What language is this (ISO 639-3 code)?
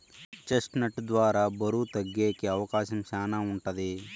tel